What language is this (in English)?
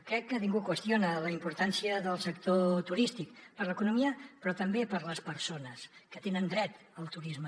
Catalan